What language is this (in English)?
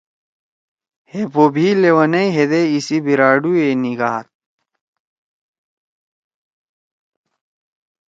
Torwali